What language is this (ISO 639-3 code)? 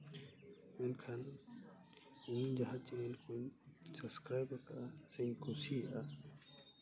sat